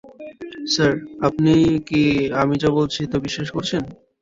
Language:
Bangla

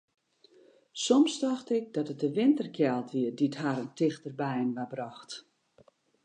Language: Western Frisian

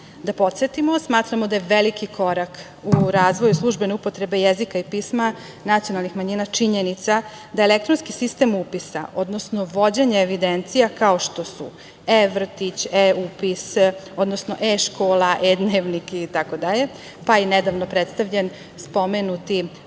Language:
Serbian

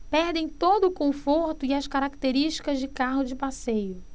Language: Portuguese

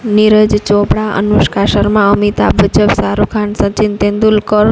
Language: Gujarati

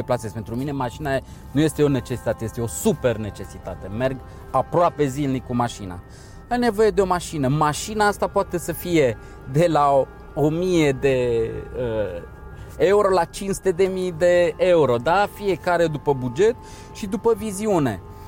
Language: Romanian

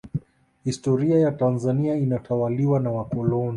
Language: Swahili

